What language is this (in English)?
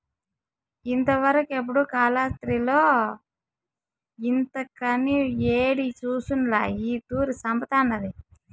Telugu